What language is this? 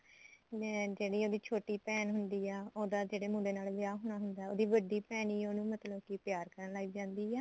Punjabi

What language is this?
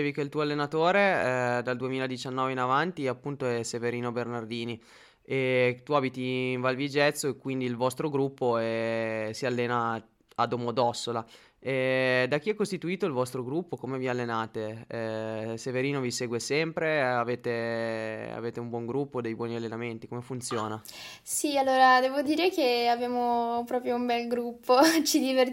Italian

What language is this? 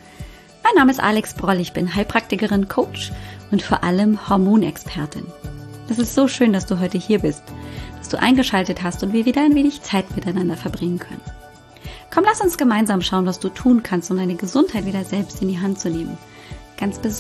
German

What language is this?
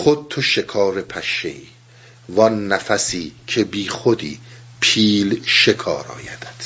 Persian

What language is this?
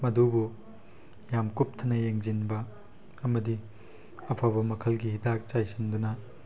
Manipuri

